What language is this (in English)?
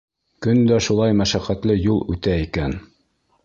Bashkir